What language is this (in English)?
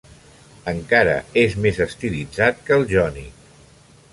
Catalan